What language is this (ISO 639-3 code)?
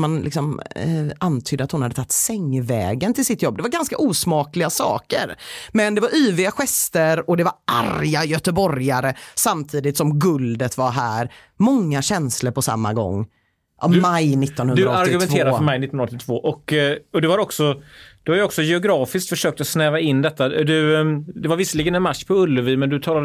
swe